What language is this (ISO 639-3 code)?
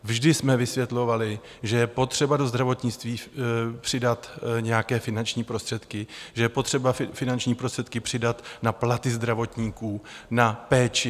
ces